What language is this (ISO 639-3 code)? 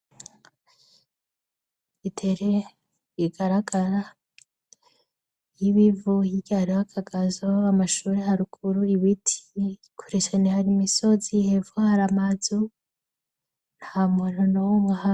run